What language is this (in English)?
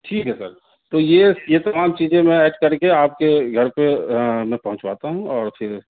Urdu